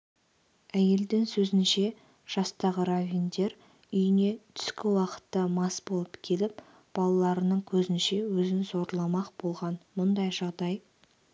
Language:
Kazakh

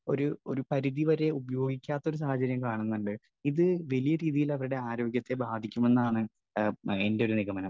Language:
Malayalam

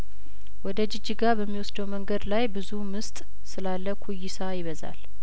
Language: Amharic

